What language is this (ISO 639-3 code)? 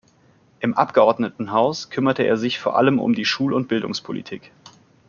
deu